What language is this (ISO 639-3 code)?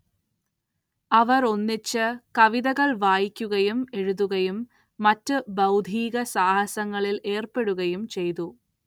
mal